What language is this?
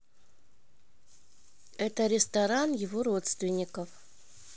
Russian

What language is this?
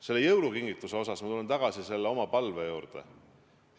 Estonian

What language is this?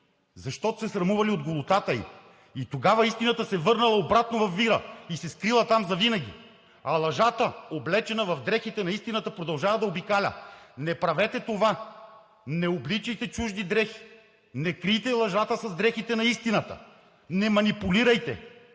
Bulgarian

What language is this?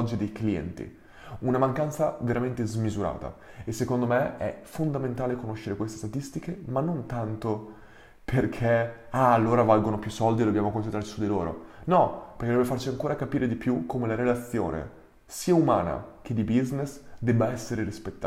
Italian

